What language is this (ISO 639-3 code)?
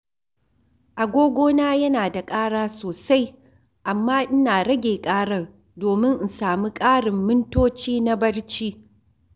hau